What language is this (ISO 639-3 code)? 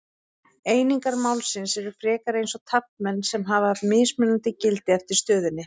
isl